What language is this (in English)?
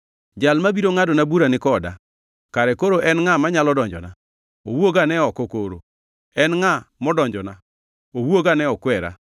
Luo (Kenya and Tanzania)